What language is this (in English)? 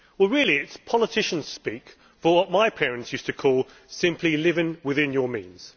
English